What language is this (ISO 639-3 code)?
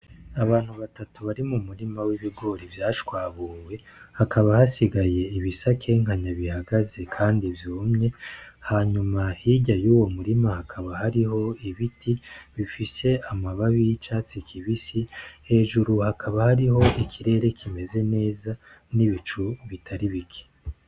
run